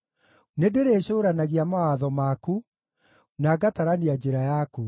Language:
Kikuyu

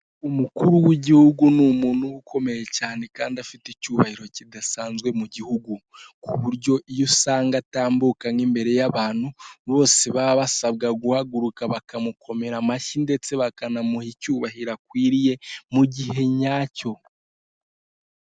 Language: Kinyarwanda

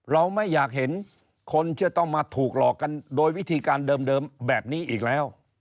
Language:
Thai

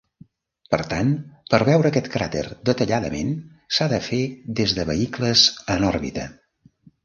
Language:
Catalan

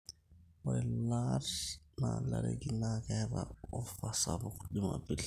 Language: Masai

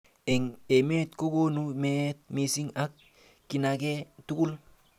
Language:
Kalenjin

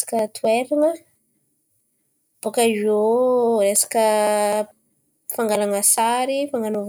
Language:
Antankarana Malagasy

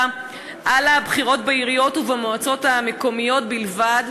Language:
Hebrew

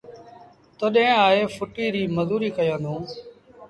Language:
Sindhi Bhil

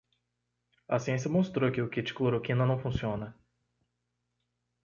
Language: Portuguese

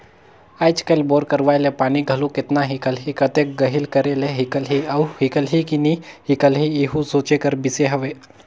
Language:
Chhattisgarhi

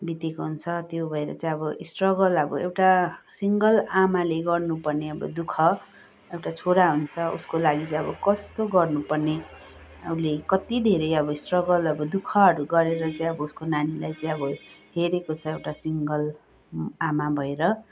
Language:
Nepali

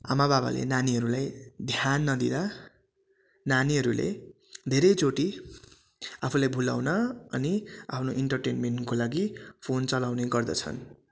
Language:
Nepali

